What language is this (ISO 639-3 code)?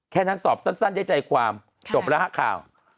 tha